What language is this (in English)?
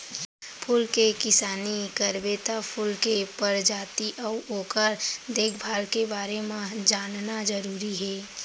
Chhattisgarhi